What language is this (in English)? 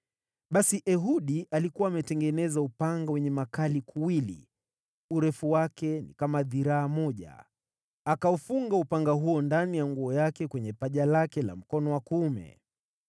Swahili